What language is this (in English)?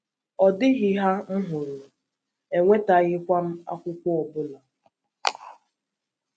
Igbo